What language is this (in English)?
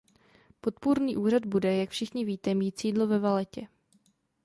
Czech